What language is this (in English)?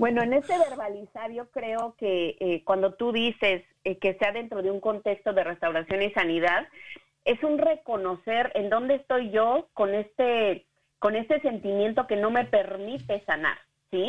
Spanish